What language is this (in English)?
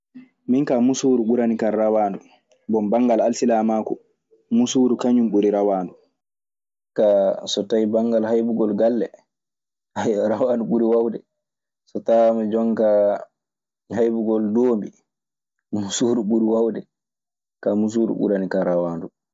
Maasina Fulfulde